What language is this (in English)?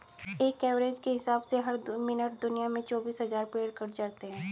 Hindi